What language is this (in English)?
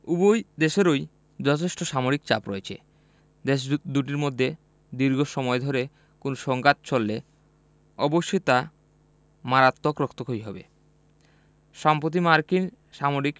Bangla